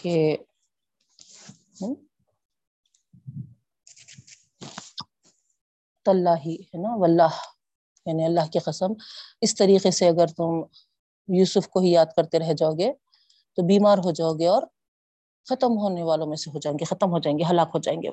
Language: Urdu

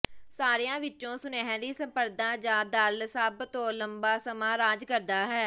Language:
Punjabi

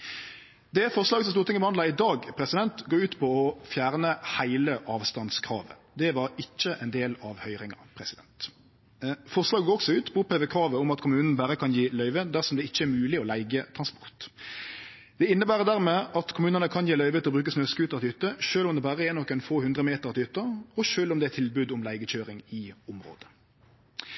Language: Norwegian Nynorsk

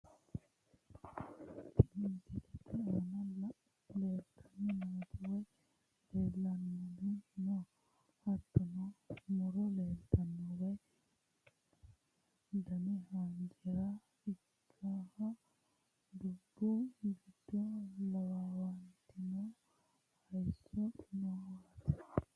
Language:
Sidamo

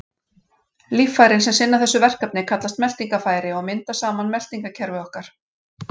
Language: Icelandic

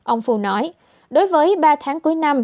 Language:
Vietnamese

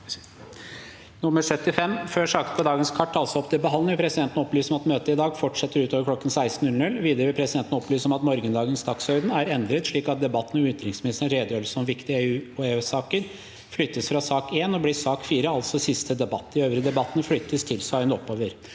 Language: Norwegian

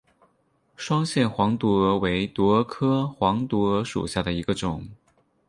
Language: Chinese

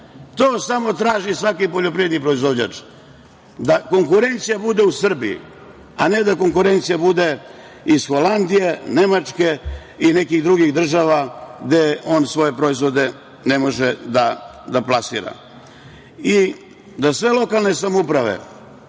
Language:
Serbian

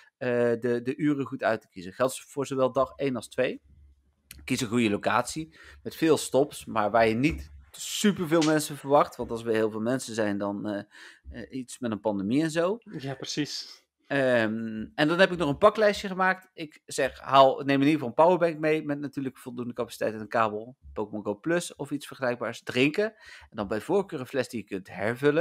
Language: Dutch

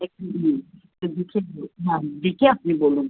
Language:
Bangla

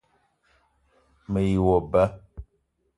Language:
Eton (Cameroon)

